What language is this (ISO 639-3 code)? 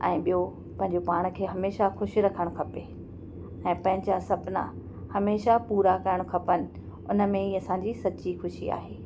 snd